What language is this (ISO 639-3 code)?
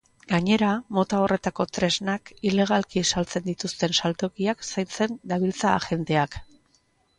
eus